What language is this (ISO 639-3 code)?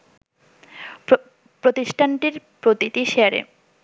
ben